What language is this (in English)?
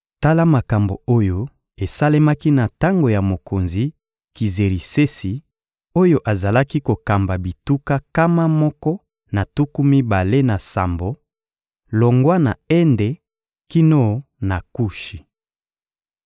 Lingala